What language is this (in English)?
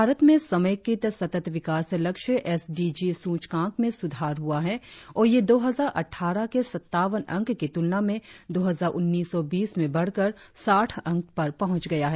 Hindi